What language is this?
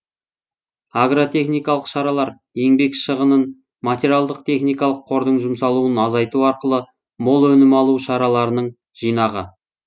Kazakh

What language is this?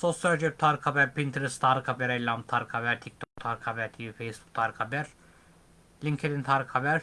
Turkish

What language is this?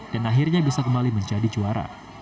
Indonesian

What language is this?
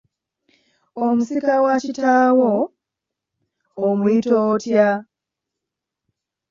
Ganda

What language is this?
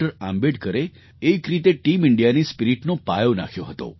Gujarati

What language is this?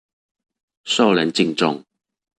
Chinese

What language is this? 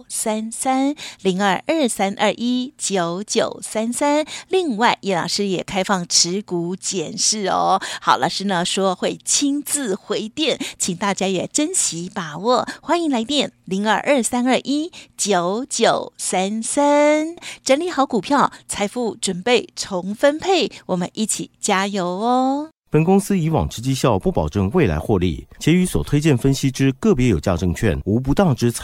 Chinese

